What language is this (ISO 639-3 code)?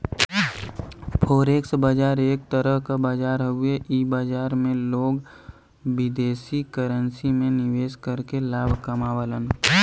bho